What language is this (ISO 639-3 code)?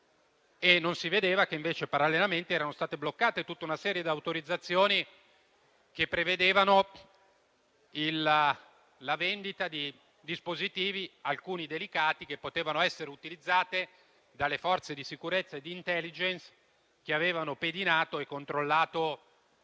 ita